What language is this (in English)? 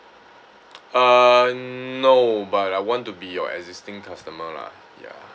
English